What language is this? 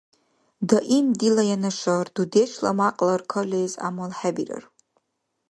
Dargwa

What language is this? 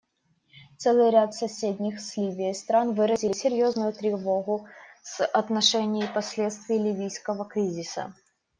Russian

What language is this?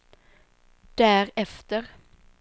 Swedish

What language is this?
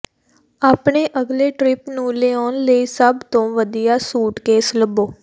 Punjabi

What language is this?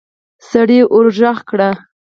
Pashto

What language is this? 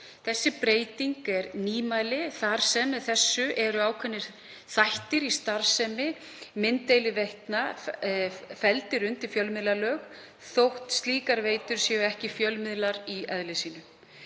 Icelandic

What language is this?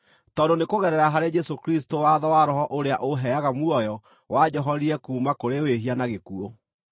Kikuyu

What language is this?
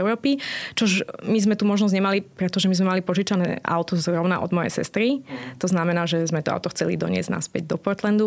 Slovak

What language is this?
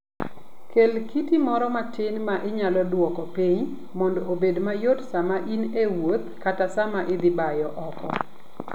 Luo (Kenya and Tanzania)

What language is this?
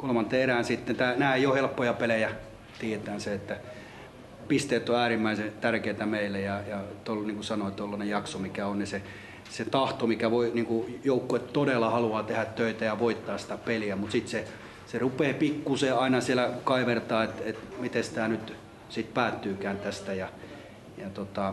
Finnish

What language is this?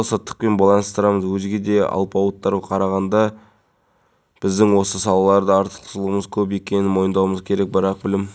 Kazakh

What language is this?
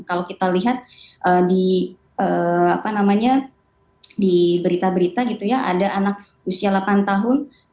Indonesian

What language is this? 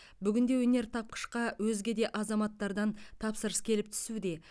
Kazakh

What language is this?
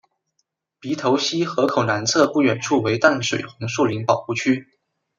Chinese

